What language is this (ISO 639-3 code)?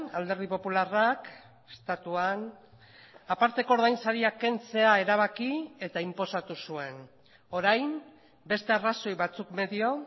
eus